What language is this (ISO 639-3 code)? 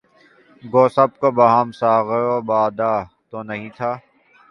urd